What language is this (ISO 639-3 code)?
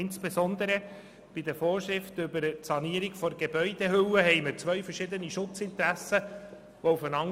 gsw